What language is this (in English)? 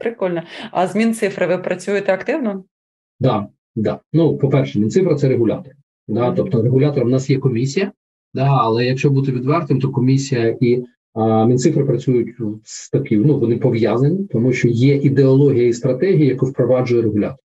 Ukrainian